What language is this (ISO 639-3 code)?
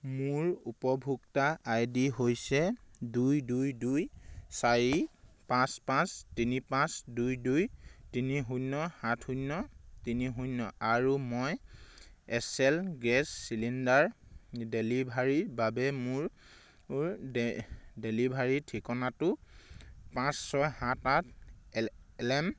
asm